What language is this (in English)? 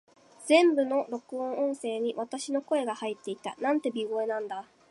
Japanese